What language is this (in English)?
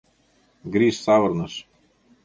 Mari